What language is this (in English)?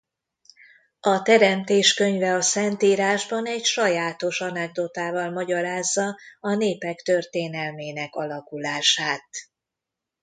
Hungarian